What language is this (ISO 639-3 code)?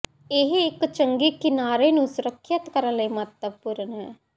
pan